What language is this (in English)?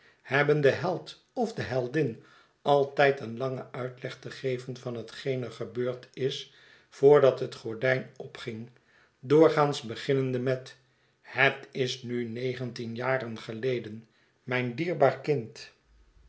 Dutch